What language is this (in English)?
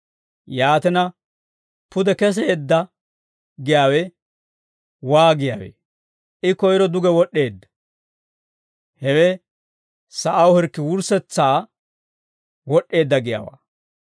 Dawro